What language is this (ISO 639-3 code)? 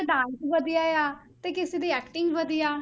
pan